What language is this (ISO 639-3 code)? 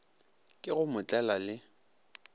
nso